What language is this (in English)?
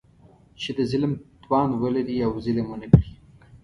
Pashto